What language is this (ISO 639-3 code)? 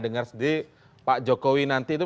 ind